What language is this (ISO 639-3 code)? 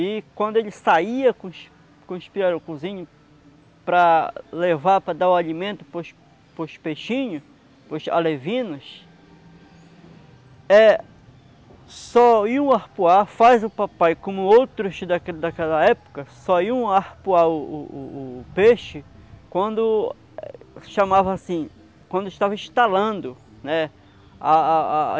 por